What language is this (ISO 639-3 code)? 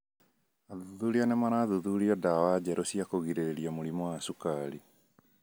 kik